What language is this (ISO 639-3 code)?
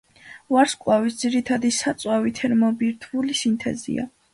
kat